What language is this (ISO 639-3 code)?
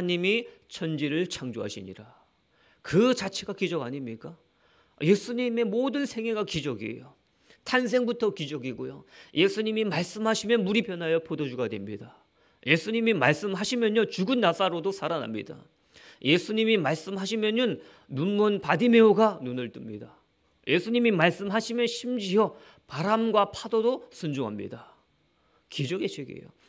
kor